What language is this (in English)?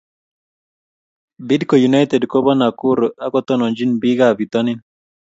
Kalenjin